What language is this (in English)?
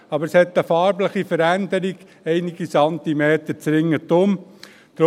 Swiss German